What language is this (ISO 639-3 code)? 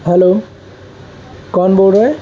urd